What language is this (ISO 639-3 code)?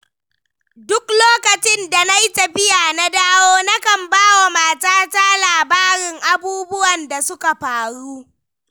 hau